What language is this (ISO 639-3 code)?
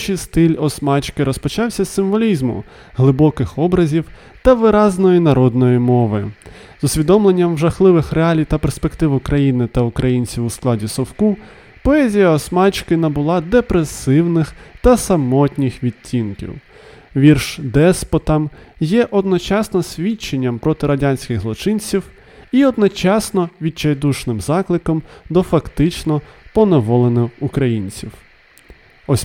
ukr